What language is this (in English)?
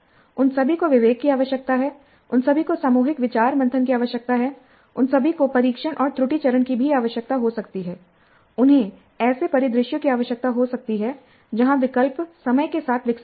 Hindi